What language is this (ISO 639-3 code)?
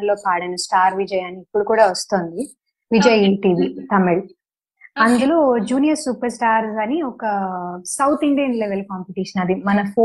tel